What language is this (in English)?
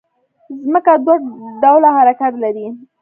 Pashto